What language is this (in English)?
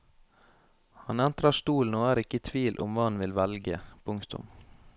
Norwegian